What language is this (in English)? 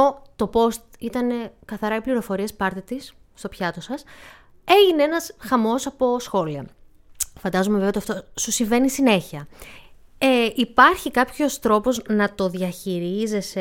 Greek